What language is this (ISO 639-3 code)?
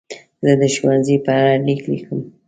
pus